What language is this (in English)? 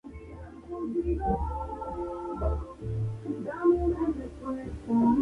Spanish